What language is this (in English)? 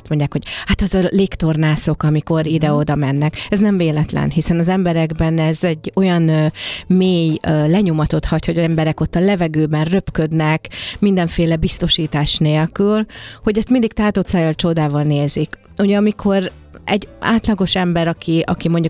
Hungarian